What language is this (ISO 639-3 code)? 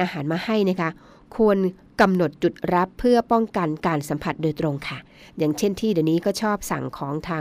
tha